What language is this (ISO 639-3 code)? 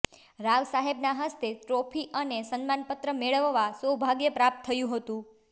guj